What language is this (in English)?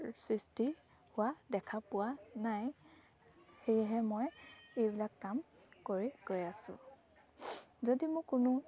Assamese